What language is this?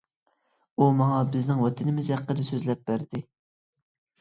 Uyghur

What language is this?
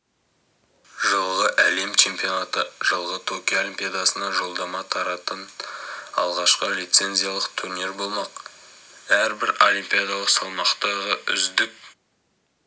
Kazakh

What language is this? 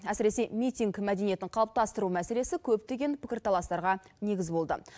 Kazakh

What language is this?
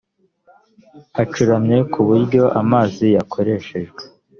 Kinyarwanda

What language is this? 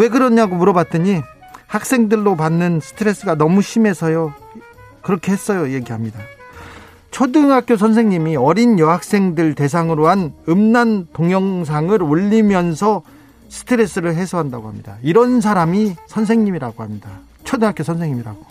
Korean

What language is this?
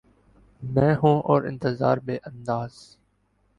Urdu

